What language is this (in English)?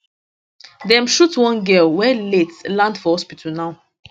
Nigerian Pidgin